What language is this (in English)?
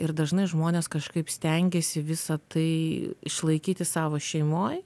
Lithuanian